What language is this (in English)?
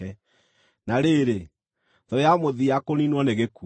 Kikuyu